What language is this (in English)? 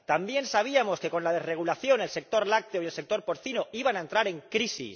Spanish